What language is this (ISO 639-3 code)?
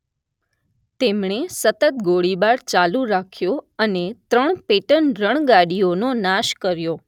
guj